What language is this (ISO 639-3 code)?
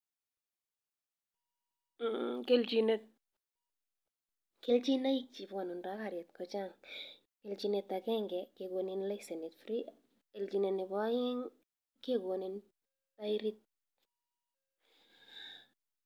kln